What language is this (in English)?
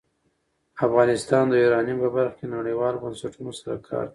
Pashto